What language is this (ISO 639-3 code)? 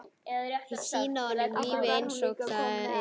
isl